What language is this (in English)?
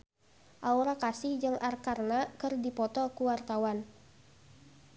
Sundanese